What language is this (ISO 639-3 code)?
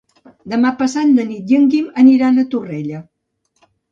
cat